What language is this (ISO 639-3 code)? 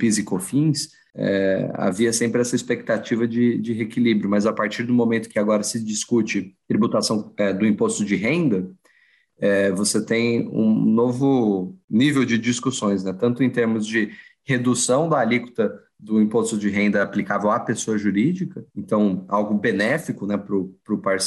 por